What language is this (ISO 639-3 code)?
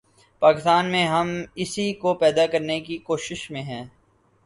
urd